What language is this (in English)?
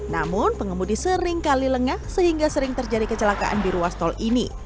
Indonesian